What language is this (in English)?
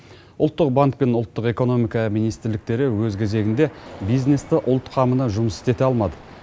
Kazakh